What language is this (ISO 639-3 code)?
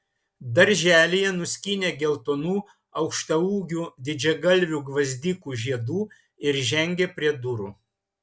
lit